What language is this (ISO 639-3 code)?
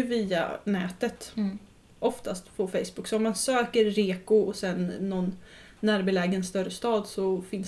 swe